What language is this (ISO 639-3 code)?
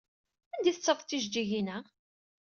kab